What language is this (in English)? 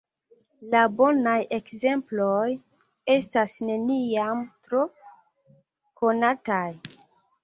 Esperanto